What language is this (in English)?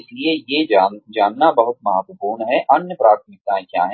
Hindi